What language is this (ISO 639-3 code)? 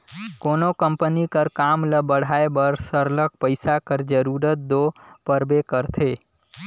hne